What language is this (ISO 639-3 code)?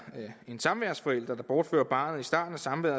dan